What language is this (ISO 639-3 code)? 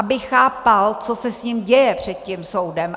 ces